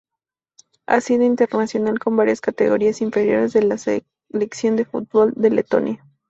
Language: Spanish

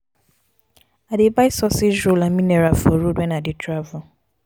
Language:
Nigerian Pidgin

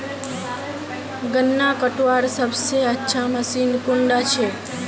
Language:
Magahi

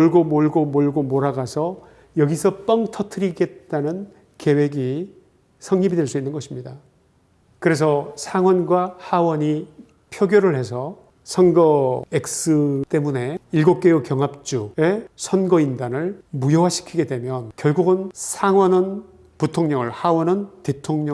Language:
Korean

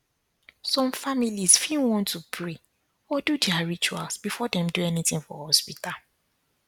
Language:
Nigerian Pidgin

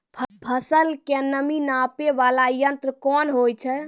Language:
Maithili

